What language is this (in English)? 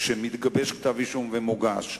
Hebrew